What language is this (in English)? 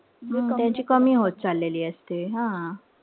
Marathi